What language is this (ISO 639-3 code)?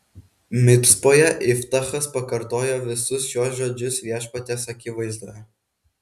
lit